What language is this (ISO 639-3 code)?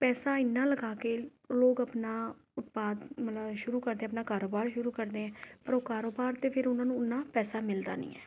pan